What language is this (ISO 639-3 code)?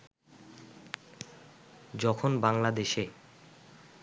ben